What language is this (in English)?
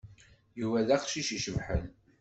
Kabyle